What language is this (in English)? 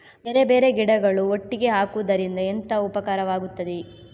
Kannada